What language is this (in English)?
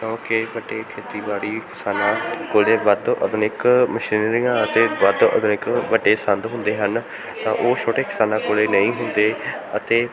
Punjabi